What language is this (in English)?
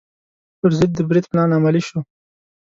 Pashto